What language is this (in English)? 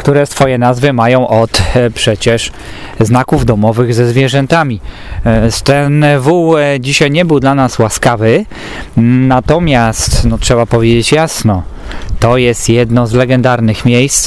Polish